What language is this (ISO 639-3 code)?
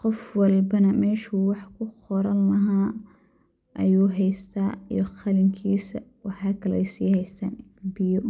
som